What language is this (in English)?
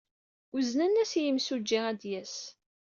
Kabyle